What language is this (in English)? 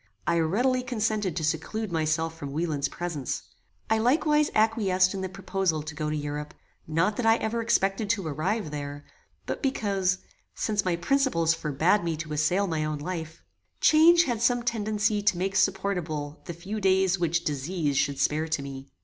English